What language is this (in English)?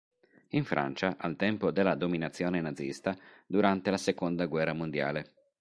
Italian